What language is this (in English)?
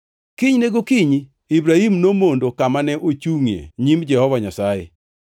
Luo (Kenya and Tanzania)